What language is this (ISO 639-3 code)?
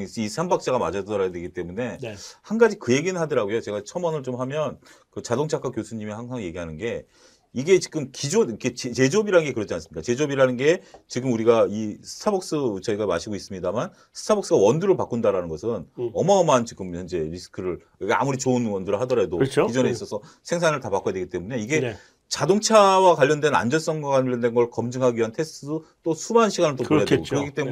kor